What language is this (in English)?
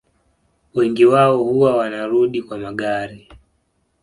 Swahili